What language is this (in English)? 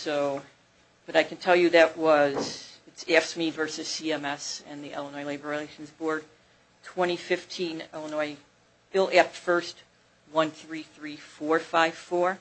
English